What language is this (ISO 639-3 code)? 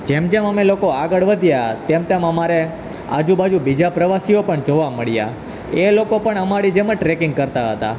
guj